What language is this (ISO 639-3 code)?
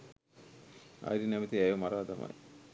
sin